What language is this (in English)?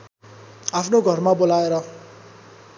Nepali